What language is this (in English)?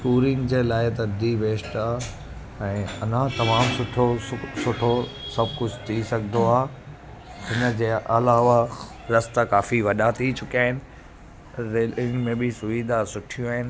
Sindhi